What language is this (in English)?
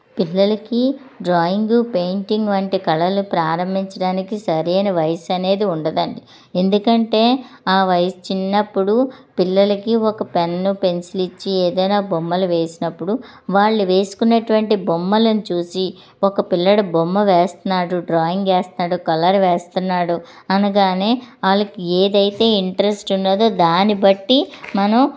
Telugu